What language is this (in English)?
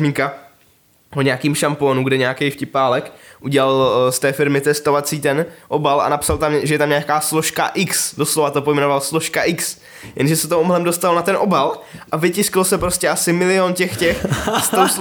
Czech